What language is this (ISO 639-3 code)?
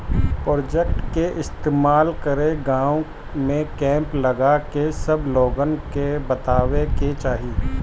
bho